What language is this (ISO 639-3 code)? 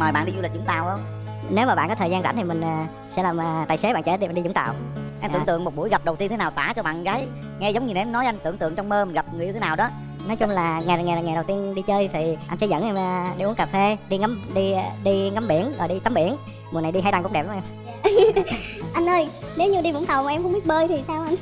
vie